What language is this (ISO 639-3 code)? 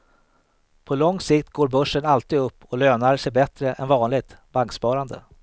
swe